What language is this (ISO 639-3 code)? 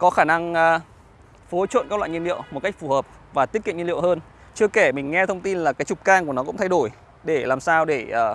vie